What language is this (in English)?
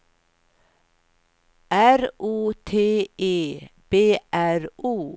Swedish